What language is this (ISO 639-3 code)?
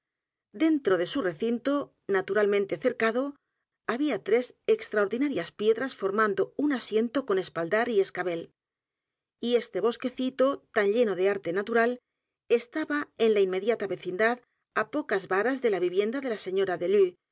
spa